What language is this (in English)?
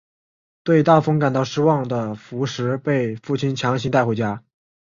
Chinese